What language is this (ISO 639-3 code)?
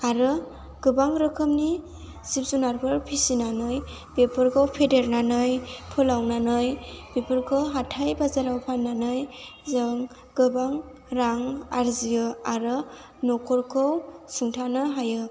brx